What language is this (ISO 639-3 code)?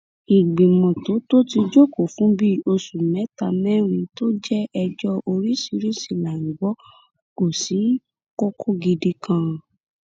yor